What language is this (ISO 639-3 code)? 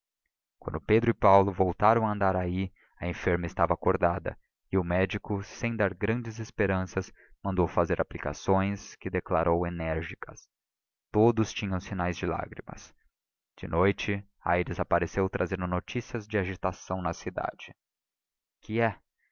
por